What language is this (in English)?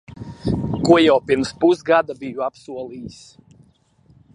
Latvian